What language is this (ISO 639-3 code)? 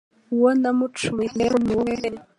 kin